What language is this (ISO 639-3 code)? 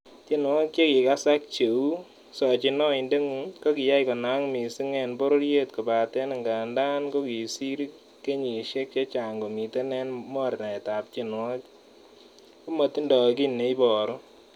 kln